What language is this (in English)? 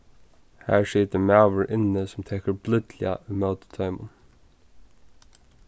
Faroese